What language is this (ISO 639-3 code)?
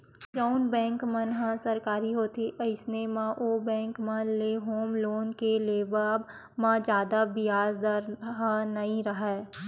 hne